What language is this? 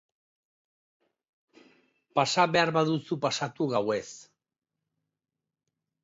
Basque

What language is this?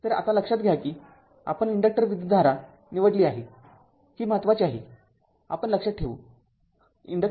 Marathi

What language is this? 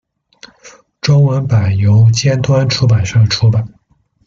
Chinese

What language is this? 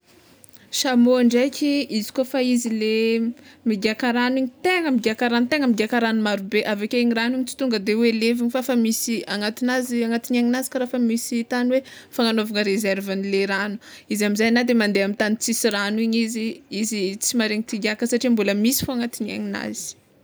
Tsimihety Malagasy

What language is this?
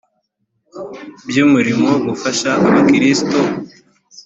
Kinyarwanda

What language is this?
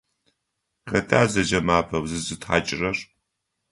Adyghe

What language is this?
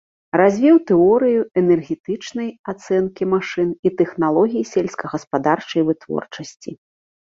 Belarusian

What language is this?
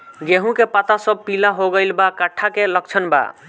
Bhojpuri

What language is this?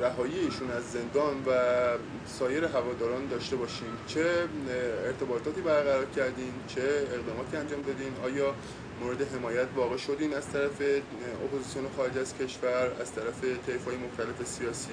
Persian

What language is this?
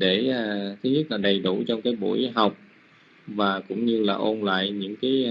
Vietnamese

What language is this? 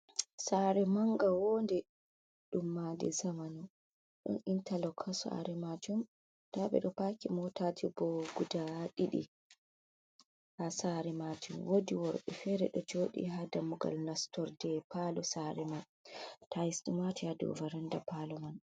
Fula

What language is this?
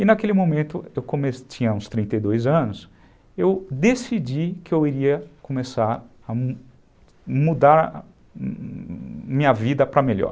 Portuguese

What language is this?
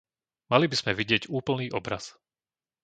Slovak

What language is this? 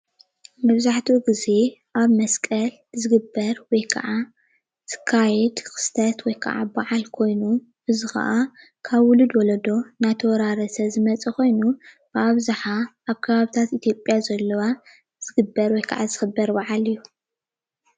Tigrinya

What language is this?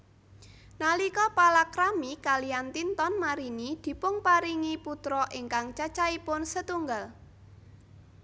Javanese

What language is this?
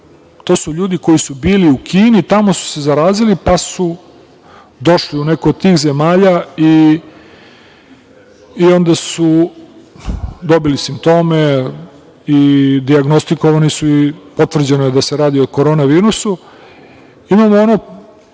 Serbian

